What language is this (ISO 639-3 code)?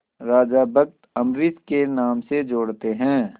hin